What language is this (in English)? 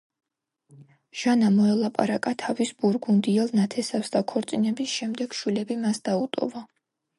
Georgian